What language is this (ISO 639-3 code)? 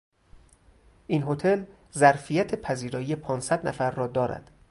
fas